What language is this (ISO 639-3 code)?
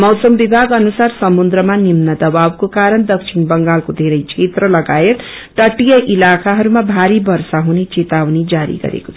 nep